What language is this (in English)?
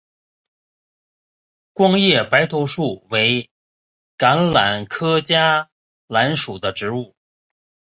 Chinese